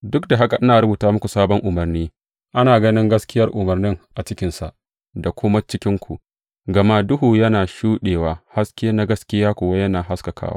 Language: Hausa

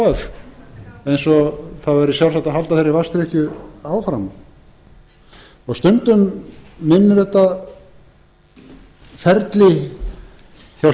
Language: Icelandic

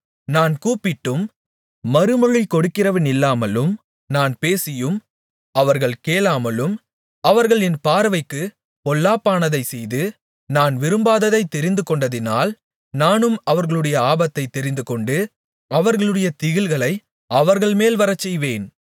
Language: Tamil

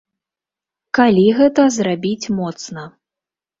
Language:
Belarusian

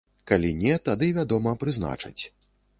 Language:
Belarusian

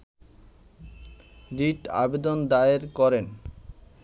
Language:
Bangla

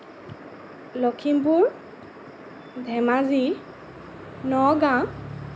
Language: Assamese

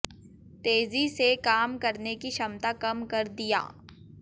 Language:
Hindi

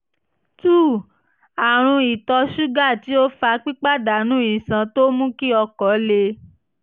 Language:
Yoruba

